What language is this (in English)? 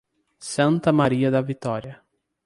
Portuguese